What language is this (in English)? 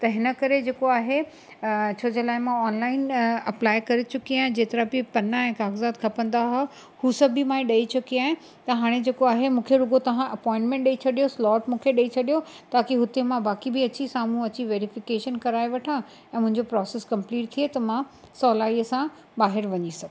Sindhi